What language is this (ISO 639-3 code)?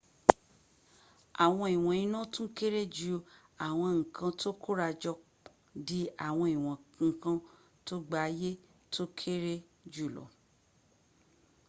yor